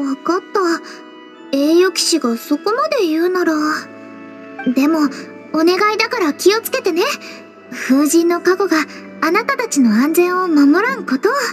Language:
Japanese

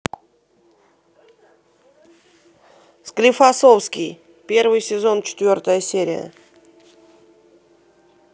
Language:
Russian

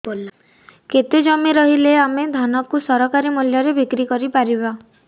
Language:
Odia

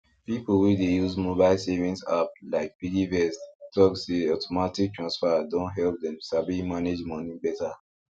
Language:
Nigerian Pidgin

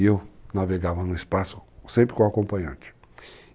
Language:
Portuguese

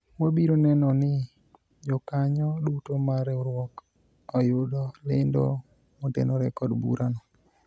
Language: Luo (Kenya and Tanzania)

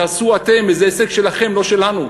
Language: Hebrew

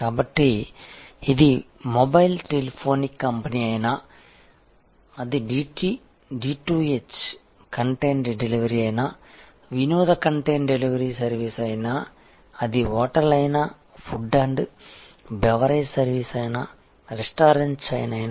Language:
Telugu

